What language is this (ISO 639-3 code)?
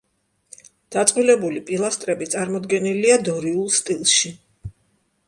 kat